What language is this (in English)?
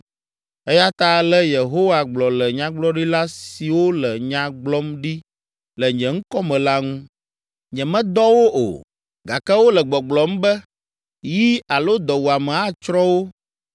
Ewe